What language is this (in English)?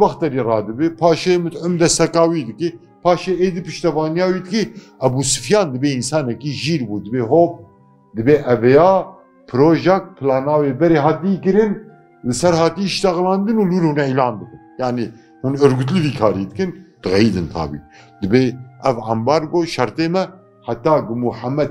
Turkish